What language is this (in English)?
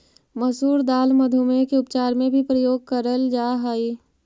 Magahi